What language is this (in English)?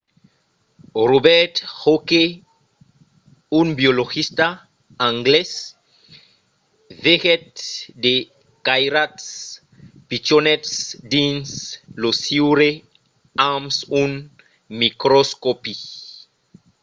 Occitan